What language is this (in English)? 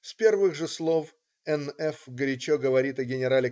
Russian